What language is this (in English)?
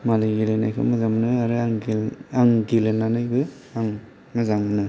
Bodo